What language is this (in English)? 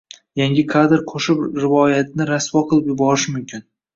Uzbek